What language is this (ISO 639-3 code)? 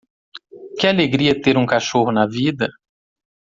por